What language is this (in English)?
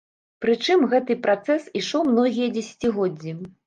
Belarusian